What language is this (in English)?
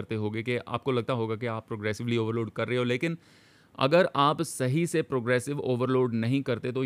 Hindi